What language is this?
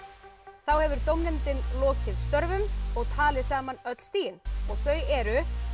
Icelandic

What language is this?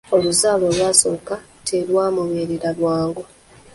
Ganda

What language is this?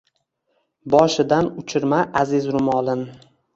Uzbek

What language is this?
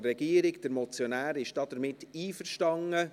Swiss German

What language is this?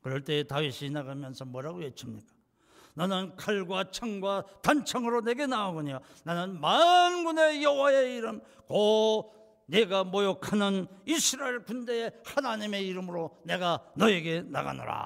Korean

